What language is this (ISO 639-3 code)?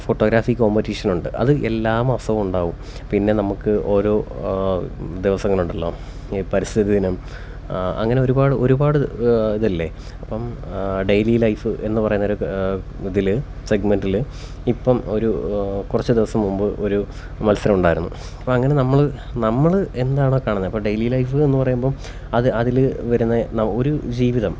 mal